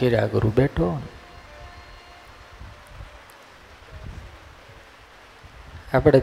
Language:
Gujarati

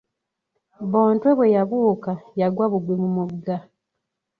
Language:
Ganda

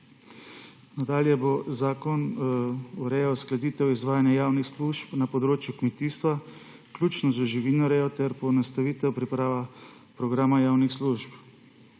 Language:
Slovenian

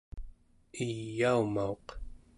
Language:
Central Yupik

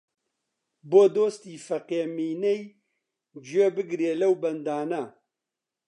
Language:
Central Kurdish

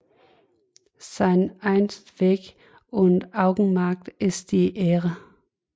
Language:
Danish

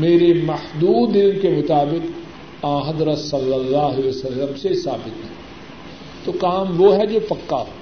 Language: Urdu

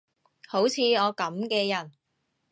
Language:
Cantonese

